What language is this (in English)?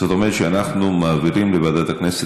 Hebrew